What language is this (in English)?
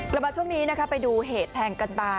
Thai